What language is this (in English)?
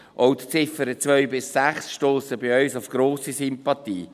Swiss German